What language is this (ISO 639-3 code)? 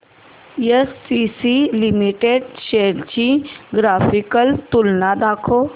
mar